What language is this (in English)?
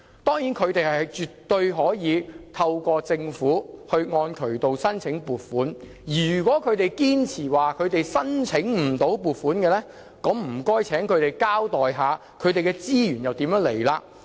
Cantonese